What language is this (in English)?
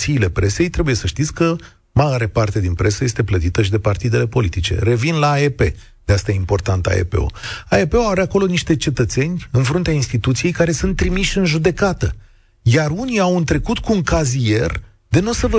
Romanian